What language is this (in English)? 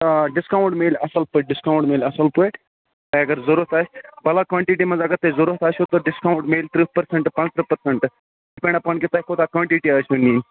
Kashmiri